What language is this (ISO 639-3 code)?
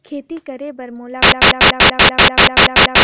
hne